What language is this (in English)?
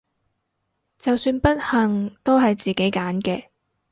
Cantonese